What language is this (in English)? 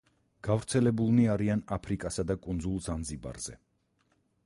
Georgian